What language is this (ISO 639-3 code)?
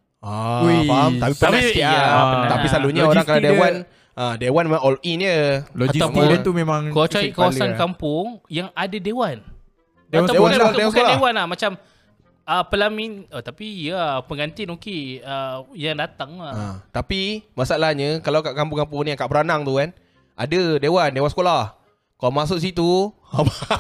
msa